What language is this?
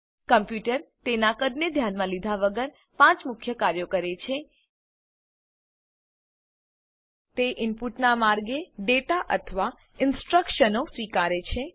Gujarati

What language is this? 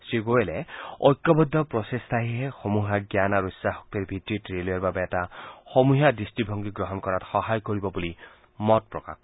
Assamese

